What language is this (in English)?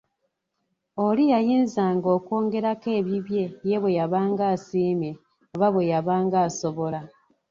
Ganda